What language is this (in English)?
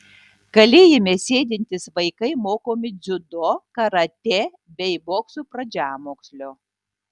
Lithuanian